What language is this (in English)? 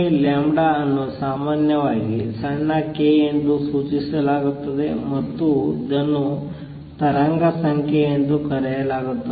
Kannada